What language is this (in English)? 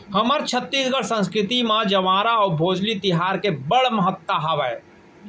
Chhattisgarhi